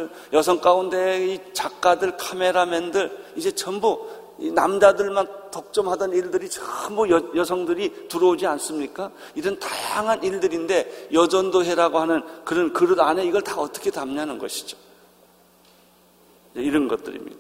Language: Korean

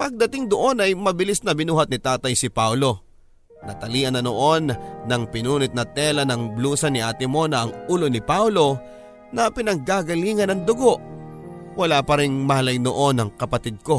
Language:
Filipino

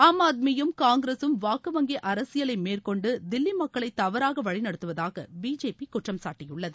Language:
Tamil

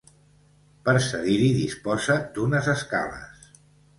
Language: Catalan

